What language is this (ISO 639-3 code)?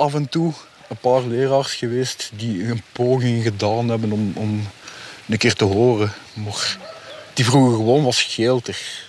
nld